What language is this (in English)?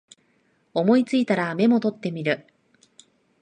Japanese